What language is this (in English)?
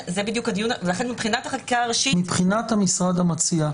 Hebrew